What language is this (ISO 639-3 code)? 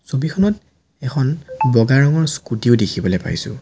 asm